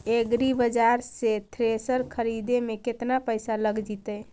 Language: Magahi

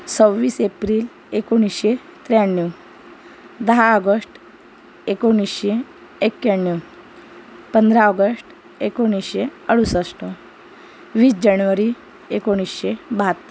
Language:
Marathi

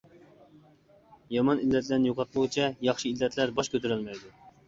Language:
Uyghur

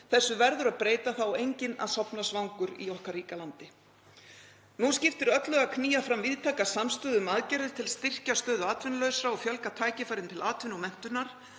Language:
Icelandic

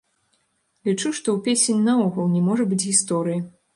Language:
Belarusian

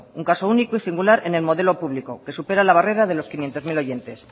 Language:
Spanish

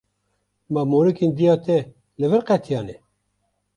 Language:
Kurdish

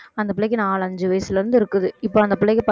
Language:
Tamil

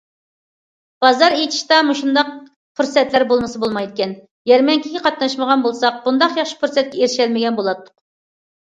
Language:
Uyghur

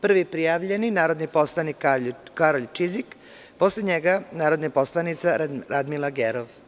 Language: Serbian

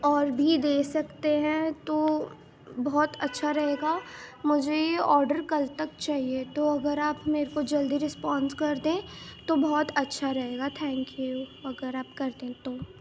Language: Urdu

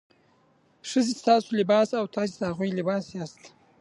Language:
Pashto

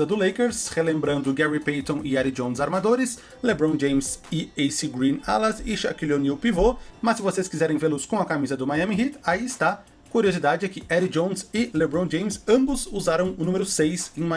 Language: Portuguese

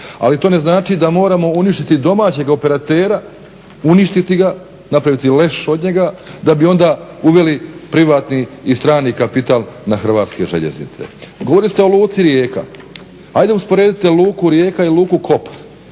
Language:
Croatian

